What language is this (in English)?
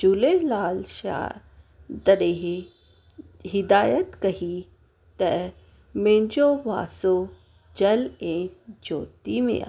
Sindhi